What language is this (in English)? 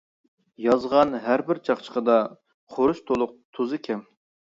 Uyghur